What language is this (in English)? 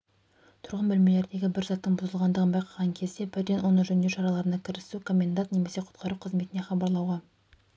Kazakh